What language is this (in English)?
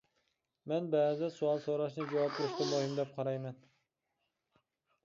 Uyghur